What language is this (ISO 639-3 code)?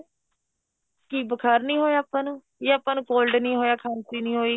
pan